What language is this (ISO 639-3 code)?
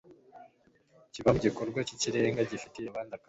kin